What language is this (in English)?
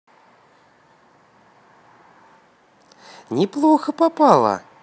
Russian